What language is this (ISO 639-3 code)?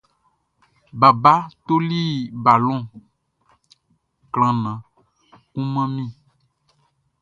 bci